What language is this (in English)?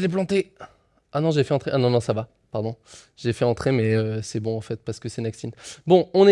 French